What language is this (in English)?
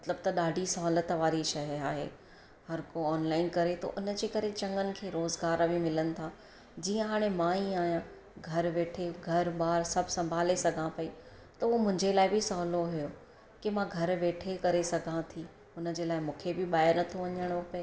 Sindhi